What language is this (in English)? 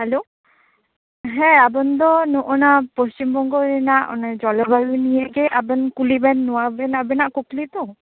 Santali